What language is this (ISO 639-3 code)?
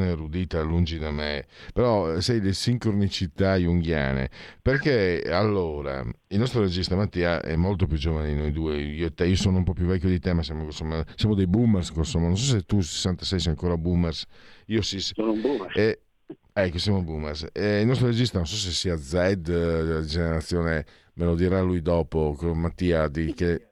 ita